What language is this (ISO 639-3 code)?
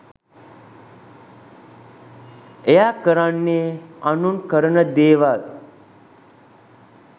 sin